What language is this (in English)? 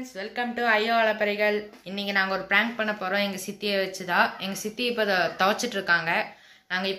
Hindi